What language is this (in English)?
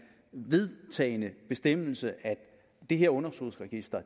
Danish